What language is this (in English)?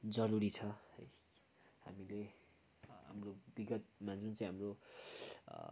Nepali